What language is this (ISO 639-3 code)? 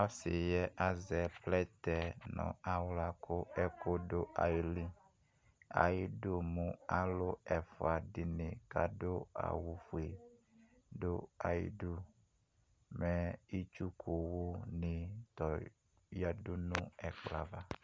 kpo